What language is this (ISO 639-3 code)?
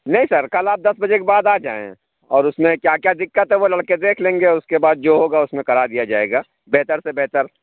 urd